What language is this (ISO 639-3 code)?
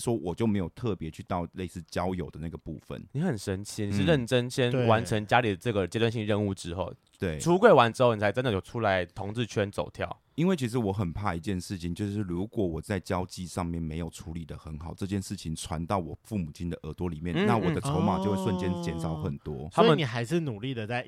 zho